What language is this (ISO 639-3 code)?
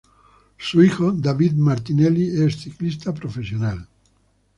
spa